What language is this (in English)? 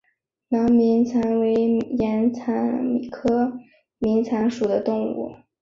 Chinese